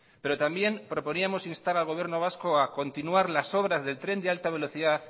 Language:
Spanish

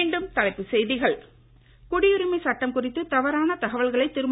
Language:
Tamil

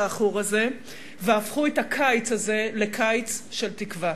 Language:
Hebrew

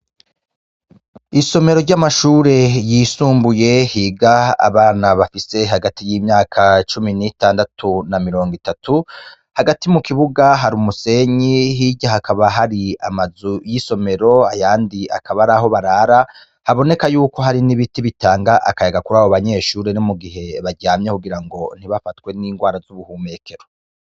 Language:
Rundi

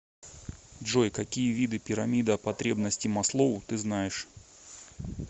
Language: Russian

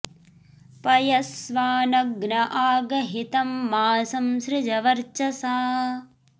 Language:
Sanskrit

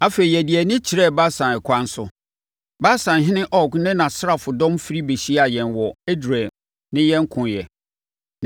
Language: Akan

